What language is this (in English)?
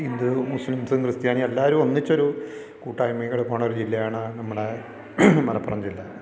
Malayalam